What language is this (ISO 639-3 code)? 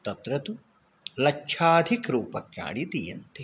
san